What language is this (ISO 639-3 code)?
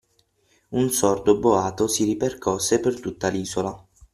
ita